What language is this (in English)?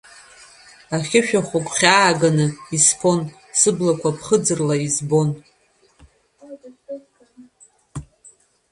Abkhazian